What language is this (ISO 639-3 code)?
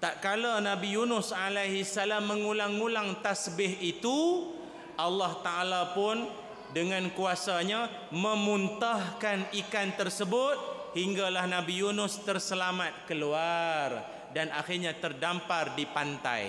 msa